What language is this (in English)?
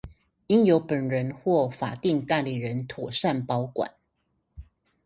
Chinese